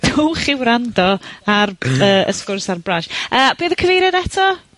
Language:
Welsh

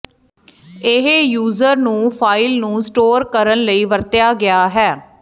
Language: Punjabi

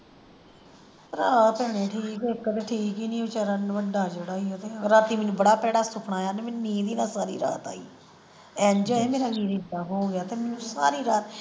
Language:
Punjabi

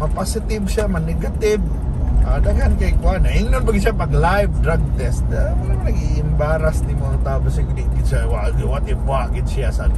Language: Filipino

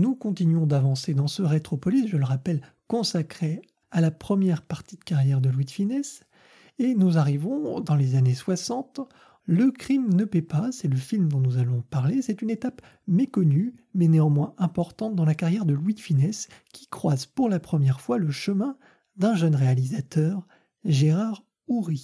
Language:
French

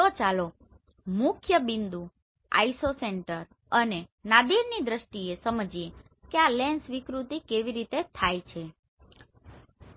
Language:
Gujarati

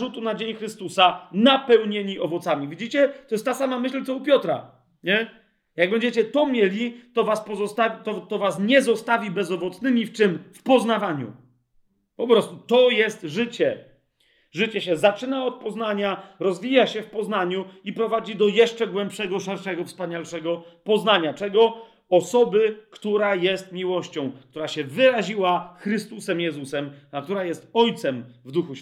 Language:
Polish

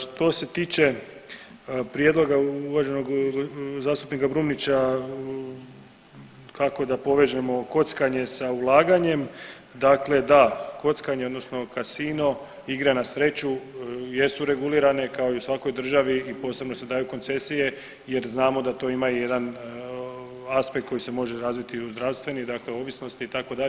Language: Croatian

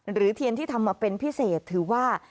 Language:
Thai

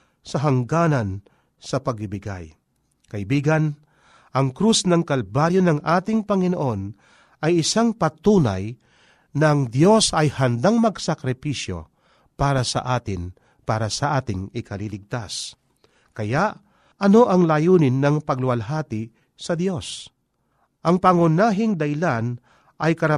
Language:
Filipino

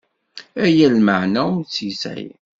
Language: Kabyle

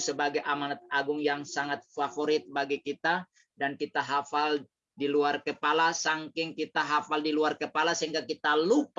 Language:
Indonesian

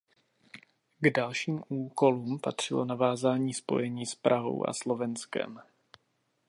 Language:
Czech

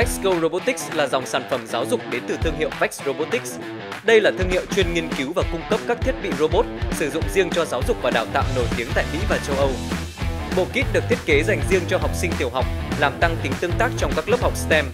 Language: Vietnamese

